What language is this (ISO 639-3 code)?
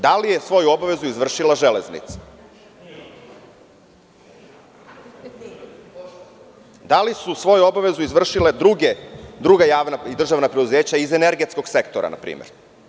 srp